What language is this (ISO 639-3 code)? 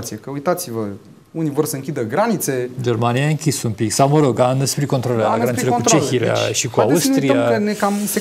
ron